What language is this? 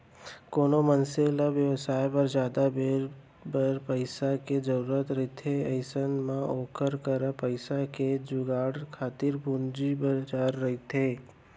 Chhattisgarhi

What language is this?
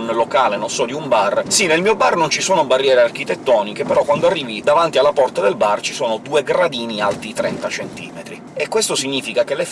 Italian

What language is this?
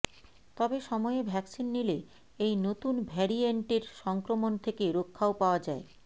Bangla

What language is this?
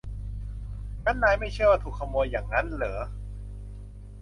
Thai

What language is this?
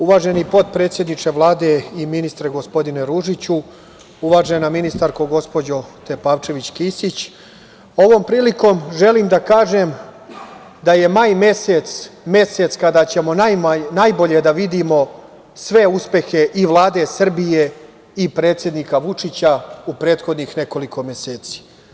Serbian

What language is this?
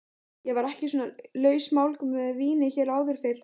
Icelandic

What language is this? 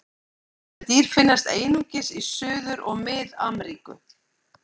Icelandic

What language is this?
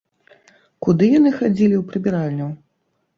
Belarusian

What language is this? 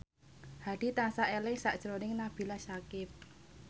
Javanese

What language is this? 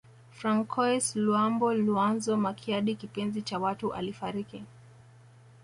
Swahili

